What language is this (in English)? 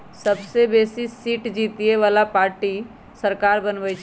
Magahi